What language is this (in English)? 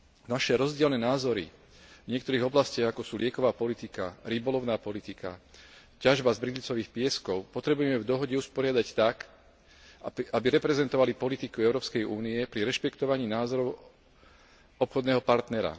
Slovak